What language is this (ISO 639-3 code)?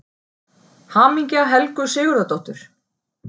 isl